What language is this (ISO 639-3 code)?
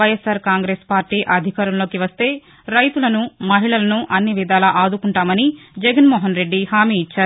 tel